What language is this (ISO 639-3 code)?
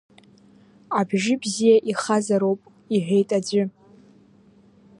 abk